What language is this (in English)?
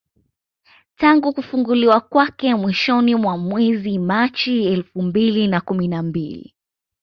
Swahili